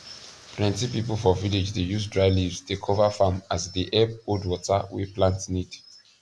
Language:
Nigerian Pidgin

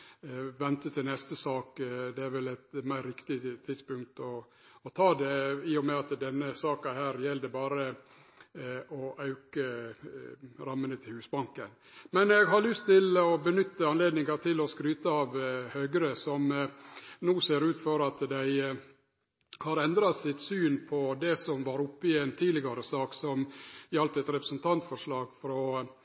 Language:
Norwegian Nynorsk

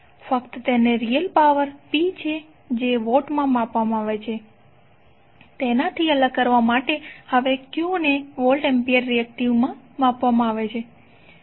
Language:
Gujarati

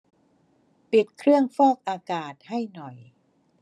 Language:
Thai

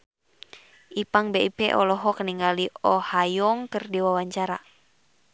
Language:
Sundanese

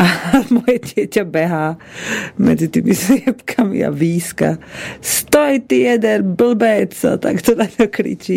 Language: Slovak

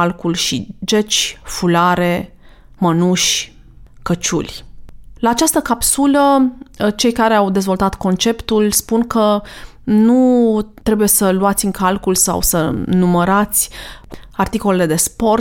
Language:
Romanian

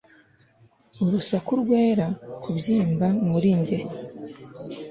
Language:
Kinyarwanda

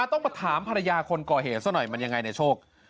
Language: Thai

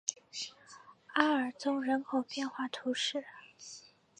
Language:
Chinese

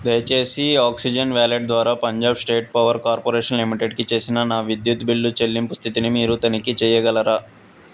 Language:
Telugu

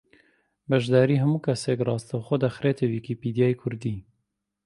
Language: Central Kurdish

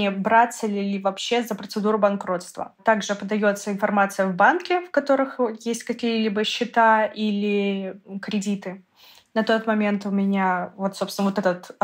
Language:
Russian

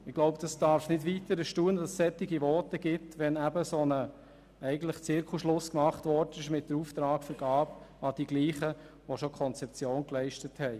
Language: Swiss German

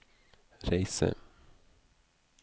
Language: Norwegian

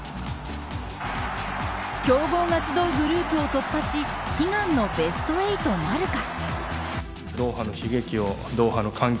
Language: Japanese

